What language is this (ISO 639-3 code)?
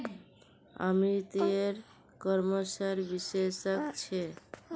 mag